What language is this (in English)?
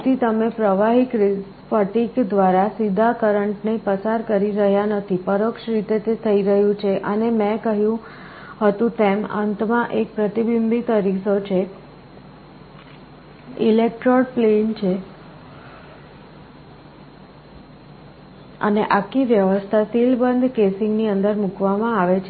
Gujarati